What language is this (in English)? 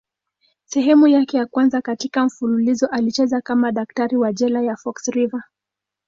Swahili